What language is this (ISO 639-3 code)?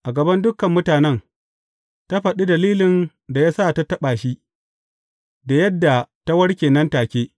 hau